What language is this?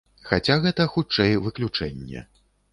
Belarusian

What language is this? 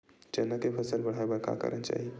Chhattisgarhi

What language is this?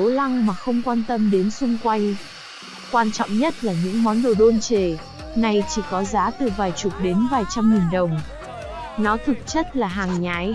Vietnamese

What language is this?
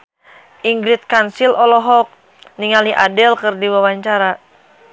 Sundanese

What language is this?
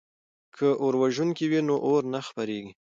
Pashto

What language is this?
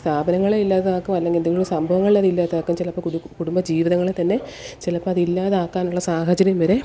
Malayalam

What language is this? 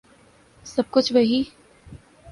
Urdu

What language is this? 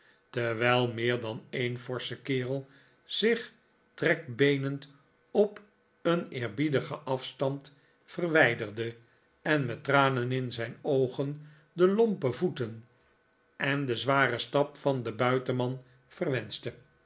Dutch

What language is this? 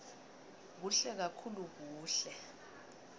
Swati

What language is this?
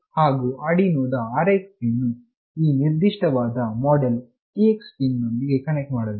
Kannada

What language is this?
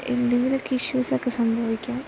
Malayalam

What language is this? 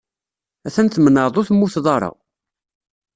Kabyle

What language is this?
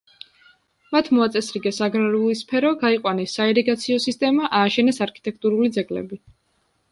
Georgian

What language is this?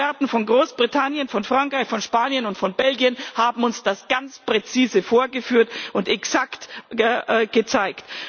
German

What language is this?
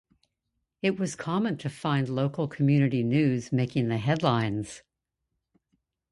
English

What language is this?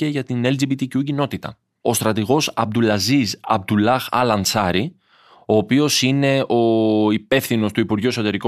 Greek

